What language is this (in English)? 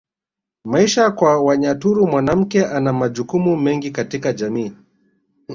Swahili